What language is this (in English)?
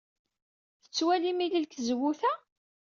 Kabyle